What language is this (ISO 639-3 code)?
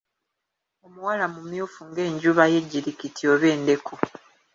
lug